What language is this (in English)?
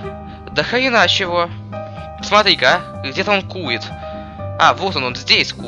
Russian